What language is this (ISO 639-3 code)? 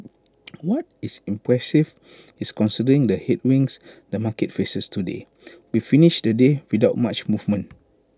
eng